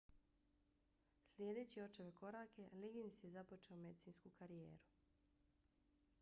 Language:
Bosnian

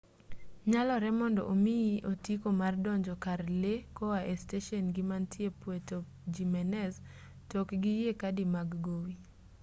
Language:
Luo (Kenya and Tanzania)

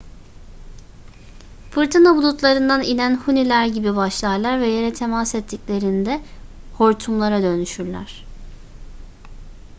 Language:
Turkish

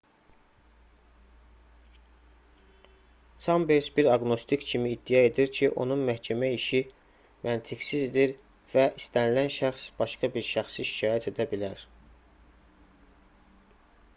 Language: Azerbaijani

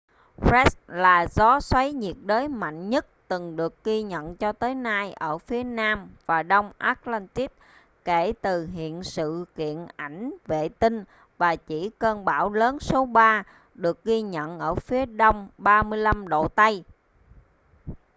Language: Vietnamese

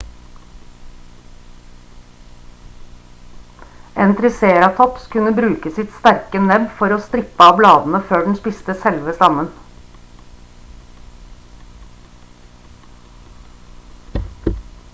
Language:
Norwegian Bokmål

